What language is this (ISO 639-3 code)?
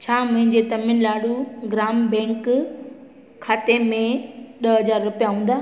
snd